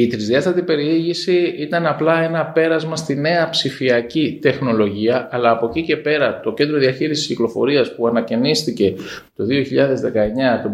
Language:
Greek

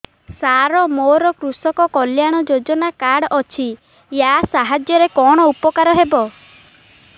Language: Odia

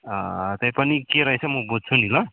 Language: Nepali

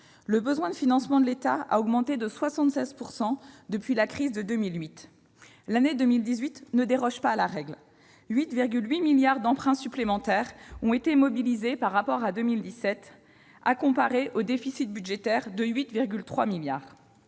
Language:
French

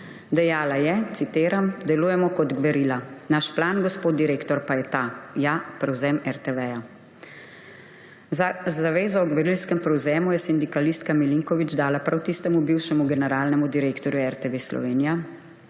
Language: Slovenian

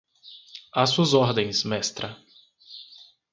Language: Portuguese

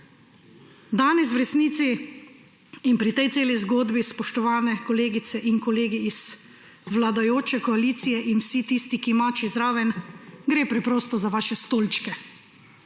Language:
Slovenian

